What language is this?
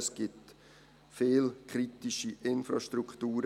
Swiss German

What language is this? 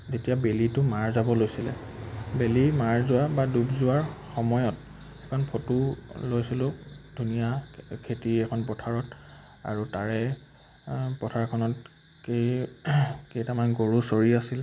Assamese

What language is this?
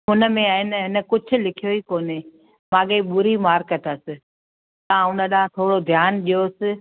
Sindhi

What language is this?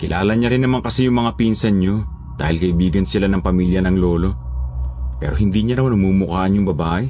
Filipino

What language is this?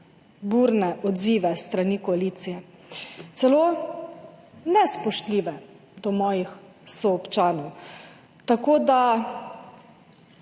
Slovenian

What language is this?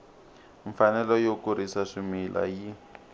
Tsonga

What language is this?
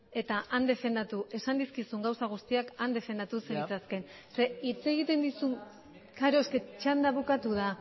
Basque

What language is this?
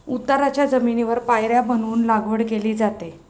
Marathi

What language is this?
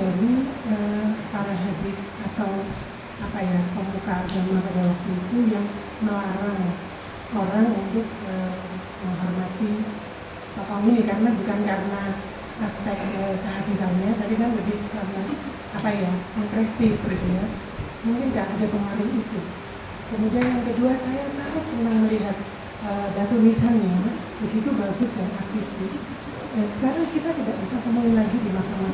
Indonesian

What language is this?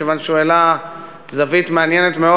Hebrew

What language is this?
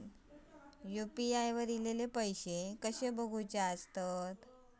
Marathi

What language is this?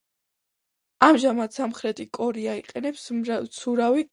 Georgian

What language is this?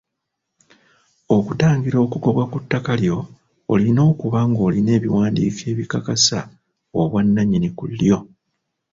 Ganda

